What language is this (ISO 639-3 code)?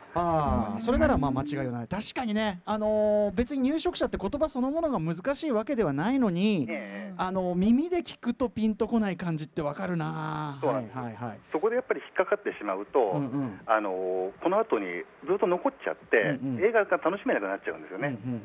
jpn